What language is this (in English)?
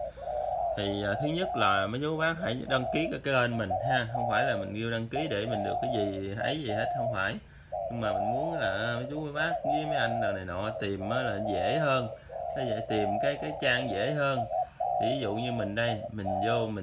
Vietnamese